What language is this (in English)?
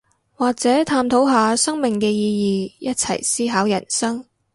Cantonese